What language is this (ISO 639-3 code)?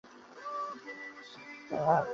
zho